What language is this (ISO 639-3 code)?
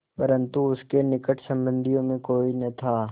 hin